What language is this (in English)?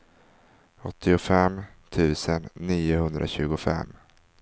Swedish